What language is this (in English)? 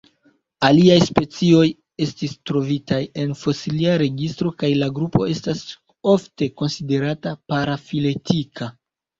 Esperanto